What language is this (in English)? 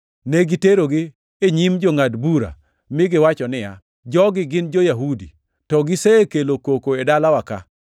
Luo (Kenya and Tanzania)